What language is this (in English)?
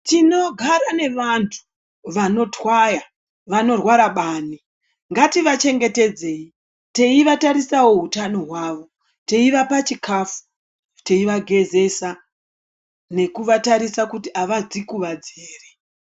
Ndau